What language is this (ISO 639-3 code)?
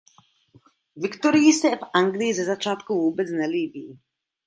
ces